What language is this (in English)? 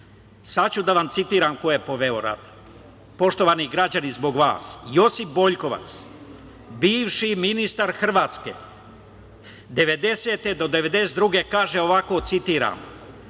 Serbian